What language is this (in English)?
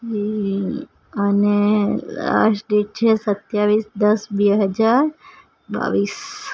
Gujarati